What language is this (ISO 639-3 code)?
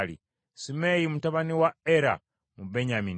lug